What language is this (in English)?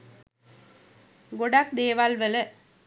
Sinhala